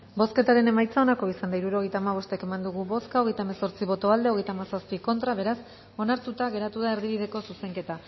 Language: Basque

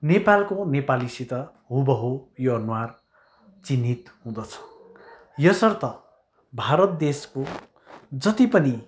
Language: Nepali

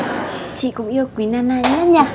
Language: Vietnamese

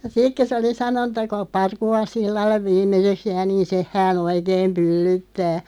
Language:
Finnish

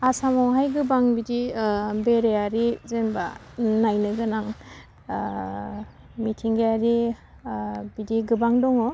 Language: Bodo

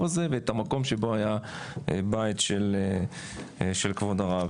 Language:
Hebrew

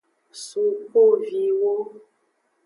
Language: Aja (Benin)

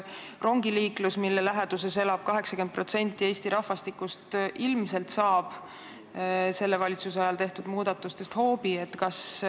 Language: Estonian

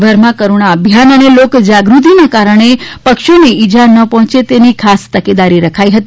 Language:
Gujarati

